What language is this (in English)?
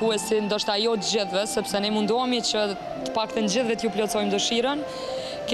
Romanian